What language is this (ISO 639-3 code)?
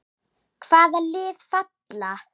isl